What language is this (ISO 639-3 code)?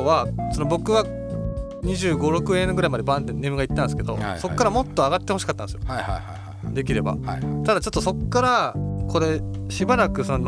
jpn